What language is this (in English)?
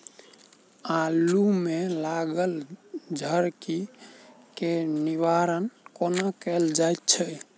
Maithili